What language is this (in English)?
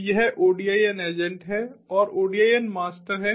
Hindi